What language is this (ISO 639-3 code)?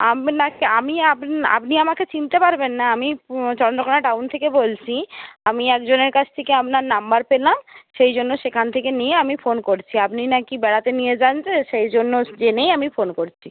ben